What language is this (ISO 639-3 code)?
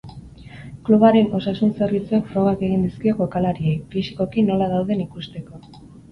eus